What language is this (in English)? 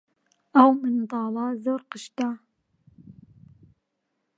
Central Kurdish